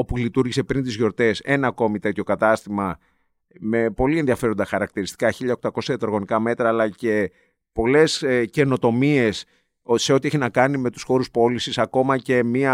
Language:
Greek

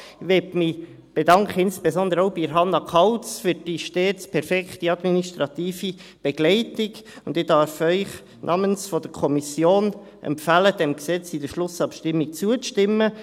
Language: Swiss German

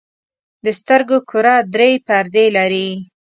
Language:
Pashto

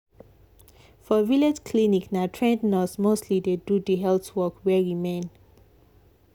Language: Nigerian Pidgin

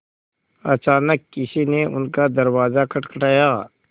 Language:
Hindi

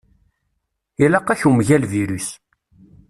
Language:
Kabyle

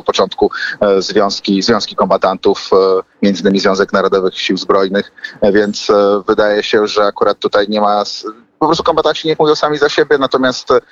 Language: Polish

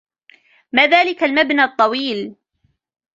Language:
Arabic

